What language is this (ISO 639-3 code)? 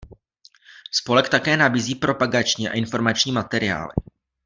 ces